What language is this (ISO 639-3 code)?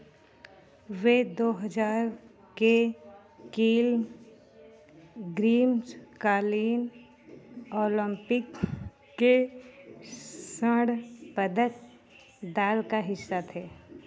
hin